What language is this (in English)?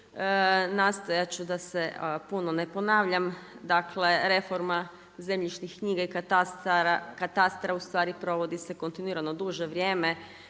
Croatian